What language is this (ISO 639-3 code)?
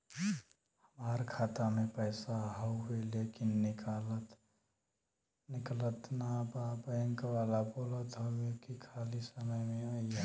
bho